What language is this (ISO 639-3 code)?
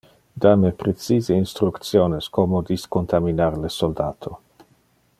ina